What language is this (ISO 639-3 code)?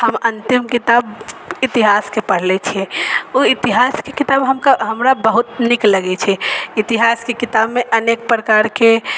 mai